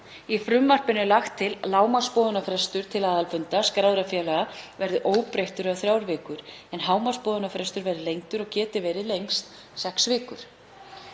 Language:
Icelandic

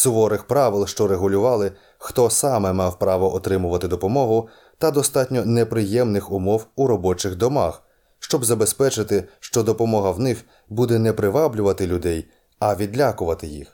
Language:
Ukrainian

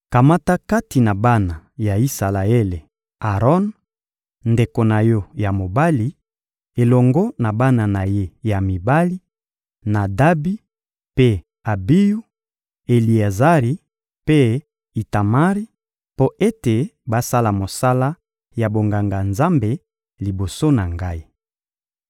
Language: Lingala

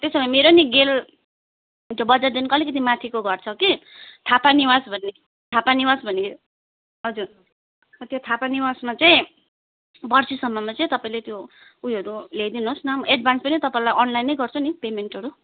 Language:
Nepali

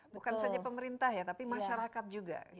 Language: Indonesian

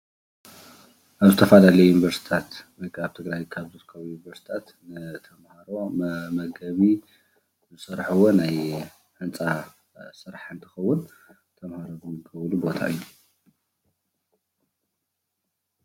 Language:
Tigrinya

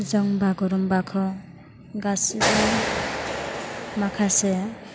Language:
Bodo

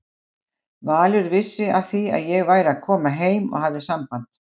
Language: Icelandic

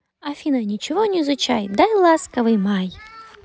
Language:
Russian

